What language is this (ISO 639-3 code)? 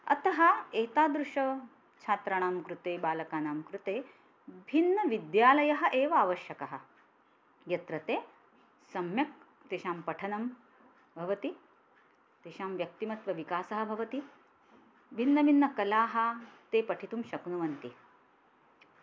san